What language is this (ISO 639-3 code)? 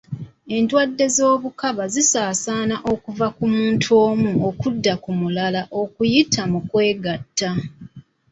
lug